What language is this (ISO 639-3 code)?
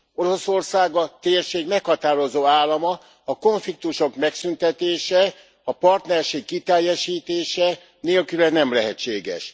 hun